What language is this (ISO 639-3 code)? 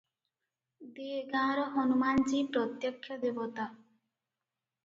ori